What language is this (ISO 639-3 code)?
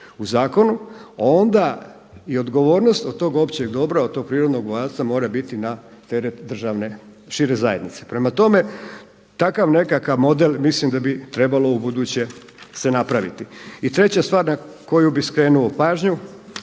hrv